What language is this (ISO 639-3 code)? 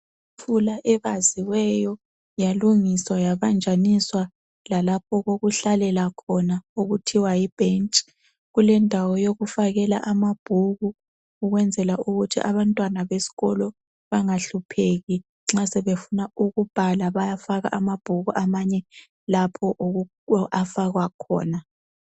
nde